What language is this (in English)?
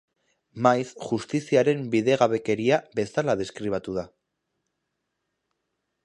Basque